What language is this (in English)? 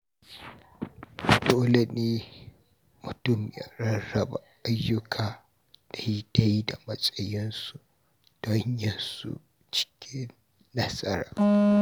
Hausa